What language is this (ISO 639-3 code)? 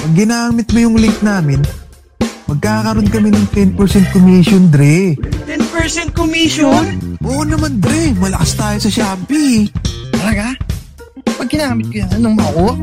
fil